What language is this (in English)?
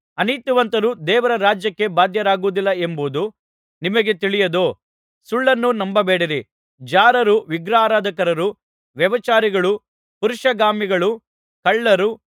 Kannada